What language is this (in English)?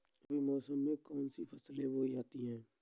Hindi